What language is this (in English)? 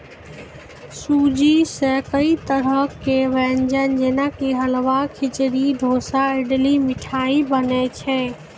Maithili